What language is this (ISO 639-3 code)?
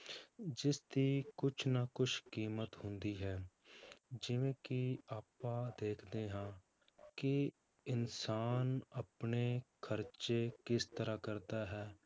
pan